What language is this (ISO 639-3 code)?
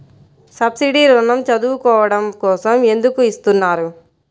tel